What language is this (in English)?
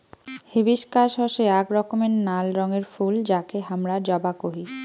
Bangla